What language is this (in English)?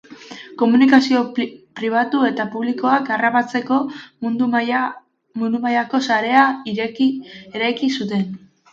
Basque